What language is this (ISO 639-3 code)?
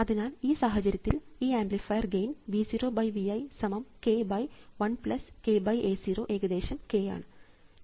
mal